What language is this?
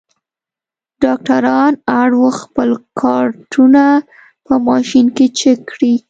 Pashto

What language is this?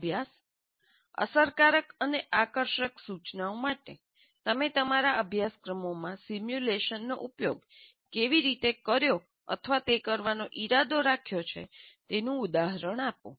Gujarati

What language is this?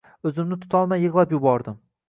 Uzbek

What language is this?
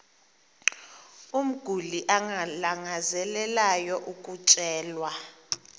Xhosa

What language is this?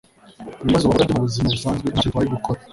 Kinyarwanda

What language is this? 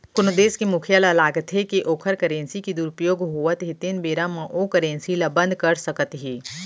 Chhattisgarhi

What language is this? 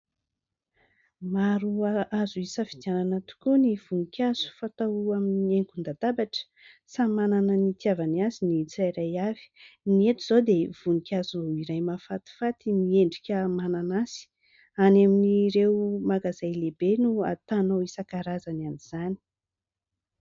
Malagasy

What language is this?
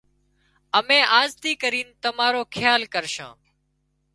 Wadiyara Koli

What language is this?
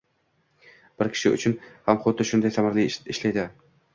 Uzbek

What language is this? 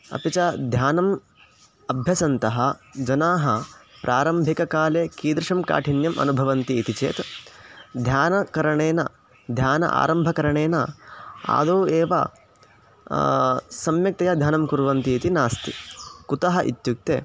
Sanskrit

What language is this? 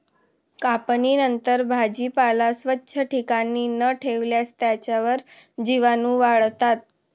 Marathi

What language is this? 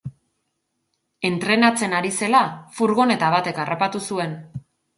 Basque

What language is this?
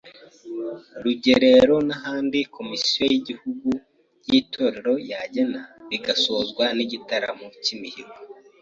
Kinyarwanda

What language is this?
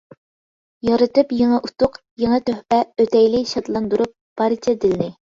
Uyghur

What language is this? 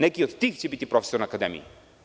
Serbian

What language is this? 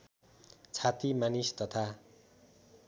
Nepali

